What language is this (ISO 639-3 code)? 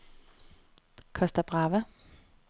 dan